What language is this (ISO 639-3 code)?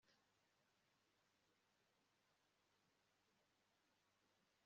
kin